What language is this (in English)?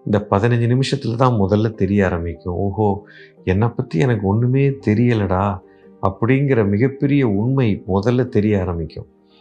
Tamil